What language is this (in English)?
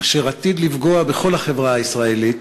Hebrew